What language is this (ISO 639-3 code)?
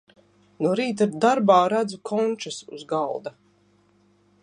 lav